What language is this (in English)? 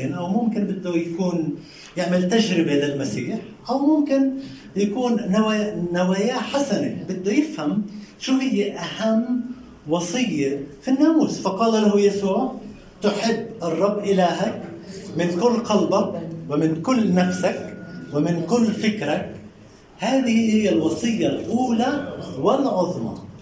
Arabic